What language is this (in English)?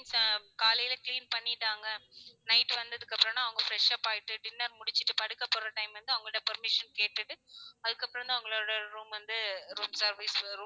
Tamil